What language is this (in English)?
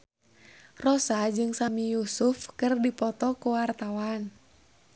Sundanese